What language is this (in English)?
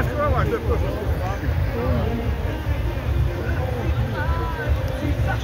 Romanian